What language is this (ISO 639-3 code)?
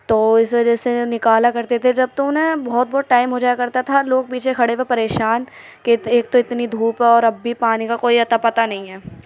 urd